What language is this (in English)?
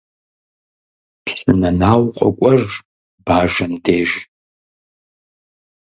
Kabardian